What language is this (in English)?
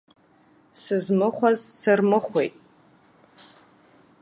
Abkhazian